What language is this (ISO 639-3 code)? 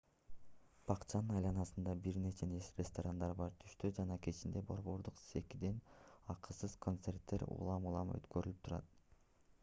kir